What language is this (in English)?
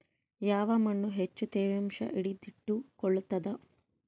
Kannada